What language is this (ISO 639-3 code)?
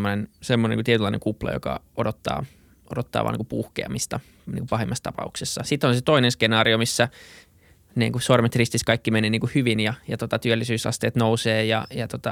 fin